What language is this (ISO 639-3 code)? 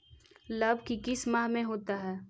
mag